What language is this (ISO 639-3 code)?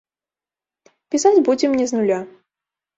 bel